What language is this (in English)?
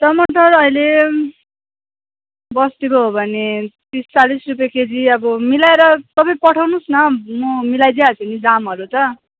Nepali